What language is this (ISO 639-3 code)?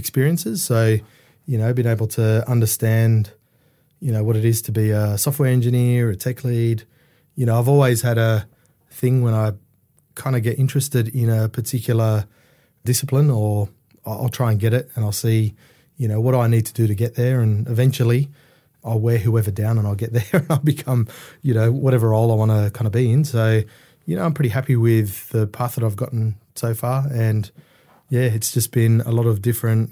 eng